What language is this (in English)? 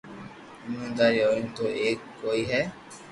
Loarki